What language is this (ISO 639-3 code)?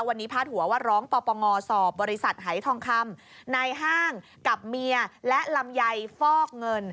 tha